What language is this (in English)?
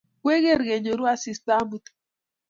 Kalenjin